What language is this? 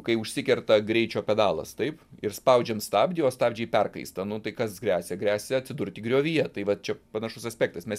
Lithuanian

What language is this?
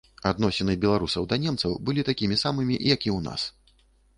Belarusian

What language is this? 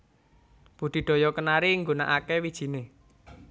Javanese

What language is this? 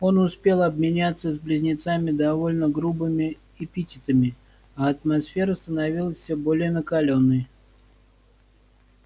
Russian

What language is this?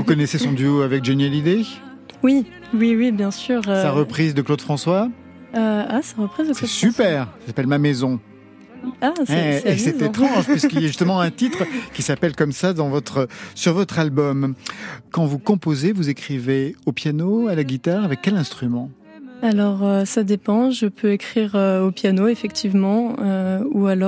French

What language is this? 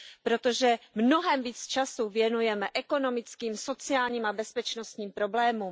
Czech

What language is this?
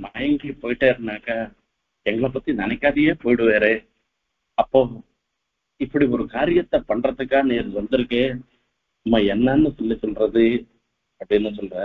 Tamil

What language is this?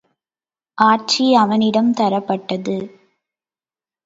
Tamil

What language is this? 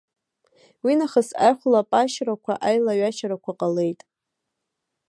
Abkhazian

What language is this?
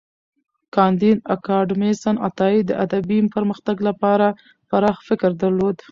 Pashto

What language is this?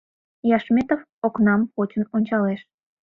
Mari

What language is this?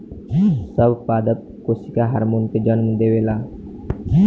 Bhojpuri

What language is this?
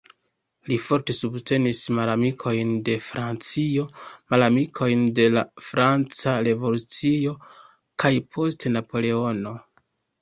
Esperanto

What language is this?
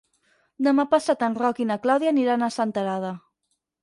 Catalan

